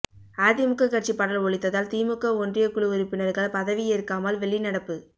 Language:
Tamil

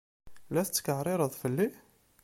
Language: Kabyle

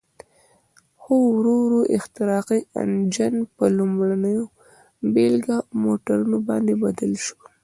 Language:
Pashto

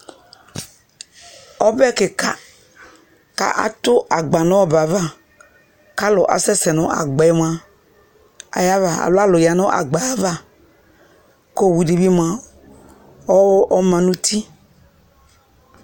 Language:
Ikposo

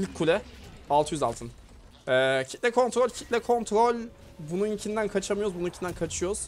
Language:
Turkish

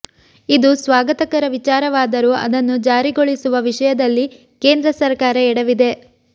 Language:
Kannada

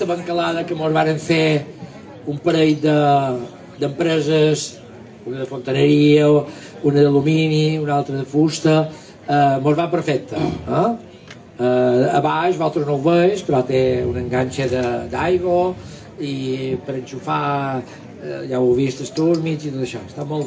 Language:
Spanish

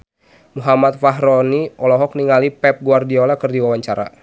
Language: Sundanese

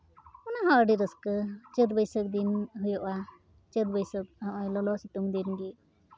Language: Santali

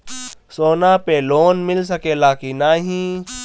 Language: Bhojpuri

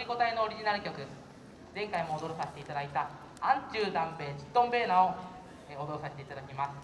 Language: Japanese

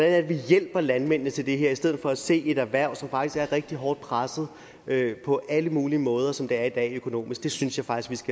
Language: Danish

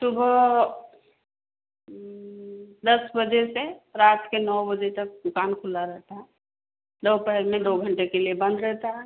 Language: Hindi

